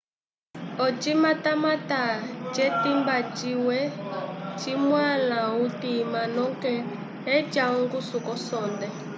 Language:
Umbundu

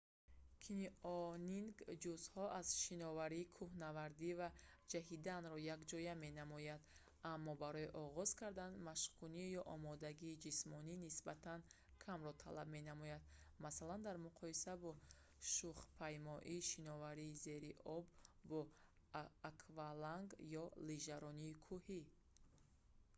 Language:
Tajik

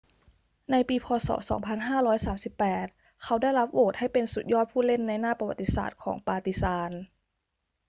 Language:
Thai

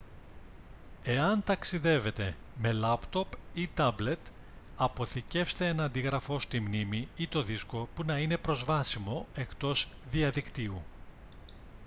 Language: Greek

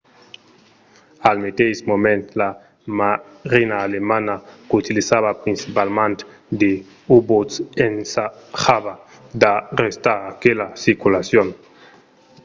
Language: Occitan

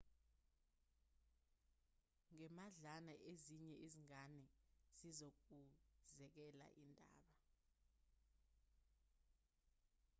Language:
Zulu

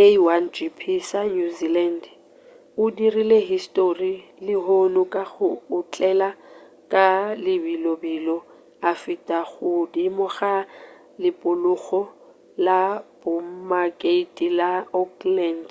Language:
Northern Sotho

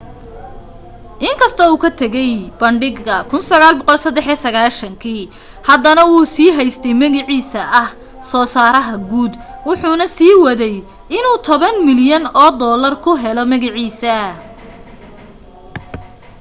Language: Somali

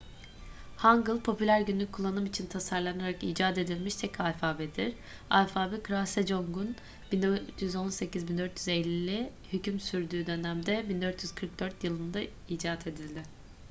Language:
Turkish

